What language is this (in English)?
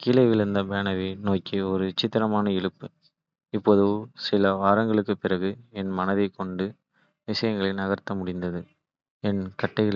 Kota (India)